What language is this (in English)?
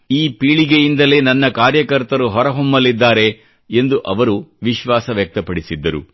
Kannada